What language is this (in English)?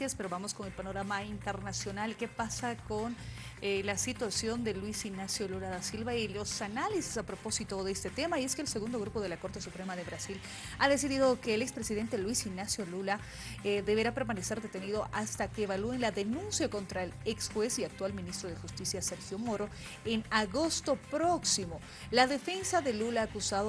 Spanish